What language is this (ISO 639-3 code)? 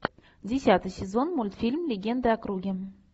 rus